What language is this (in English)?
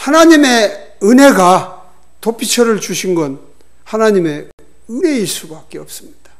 Korean